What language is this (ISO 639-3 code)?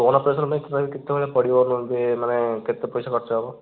ori